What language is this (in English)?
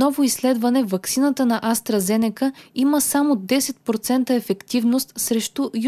Bulgarian